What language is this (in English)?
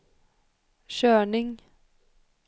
Swedish